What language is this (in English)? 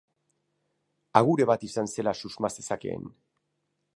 Basque